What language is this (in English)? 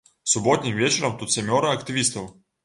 Belarusian